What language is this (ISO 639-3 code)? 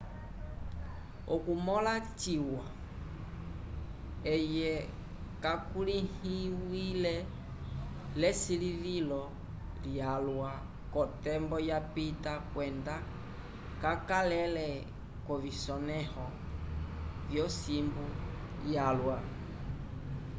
umb